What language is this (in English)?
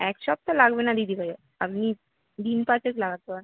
Bangla